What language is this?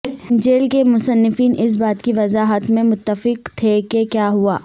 Urdu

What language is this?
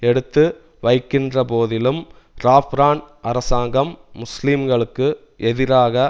Tamil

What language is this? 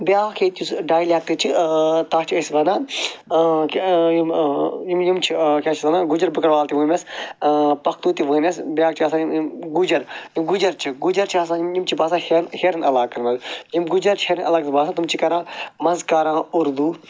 Kashmiri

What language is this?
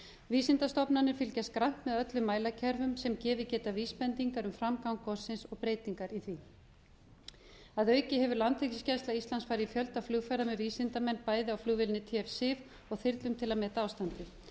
Icelandic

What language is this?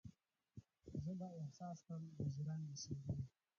Pashto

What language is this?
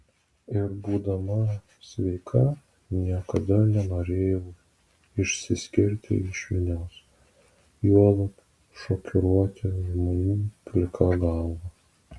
Lithuanian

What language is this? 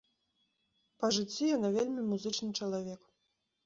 Belarusian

